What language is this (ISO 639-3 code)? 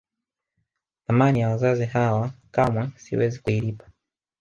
swa